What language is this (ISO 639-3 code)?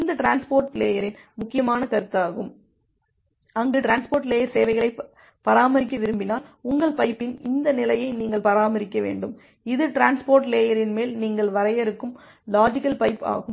tam